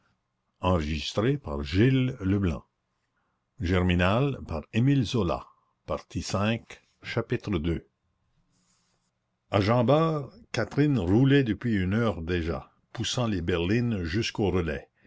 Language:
French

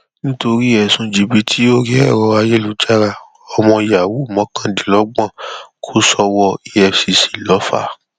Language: Yoruba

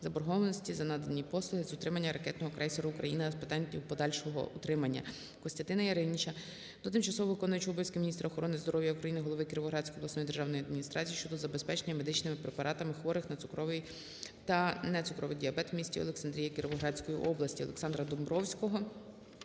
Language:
Ukrainian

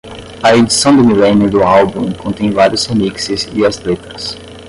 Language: Portuguese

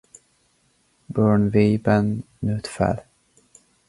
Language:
Hungarian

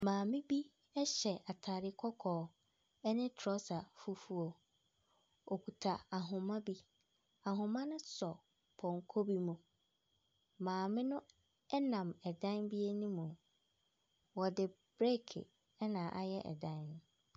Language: Akan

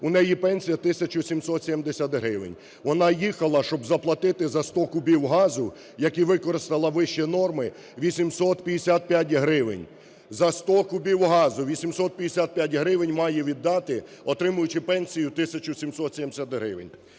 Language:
Ukrainian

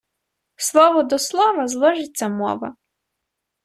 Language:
Ukrainian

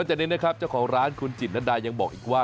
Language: Thai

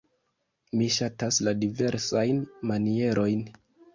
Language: Esperanto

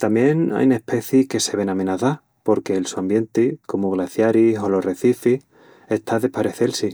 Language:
Extremaduran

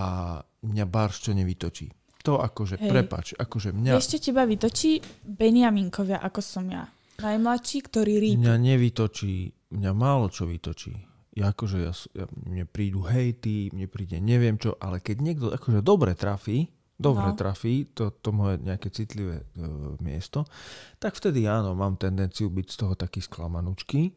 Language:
Slovak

